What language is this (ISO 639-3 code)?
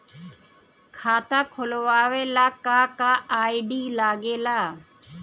bho